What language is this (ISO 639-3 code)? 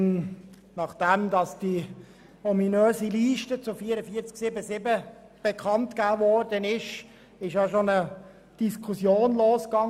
gsw